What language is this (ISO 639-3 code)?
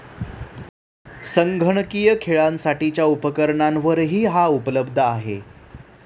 mar